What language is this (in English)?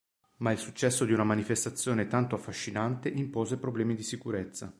Italian